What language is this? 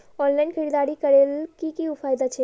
Magahi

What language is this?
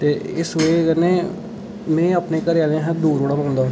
Dogri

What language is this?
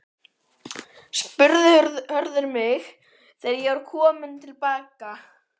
Icelandic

